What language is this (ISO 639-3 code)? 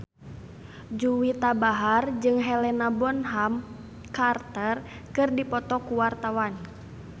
sun